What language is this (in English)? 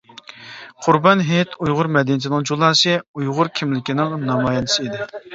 Uyghur